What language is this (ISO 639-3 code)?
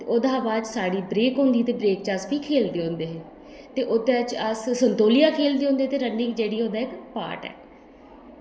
doi